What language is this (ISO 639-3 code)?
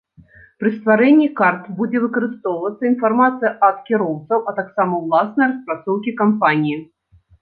bel